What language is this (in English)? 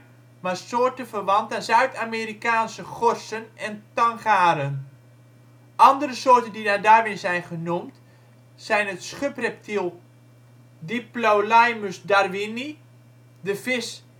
Dutch